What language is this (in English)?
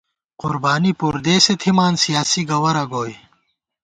Gawar-Bati